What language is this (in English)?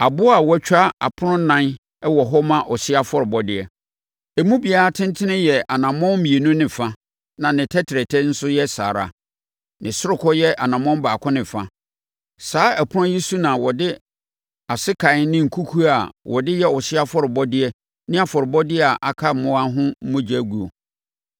Akan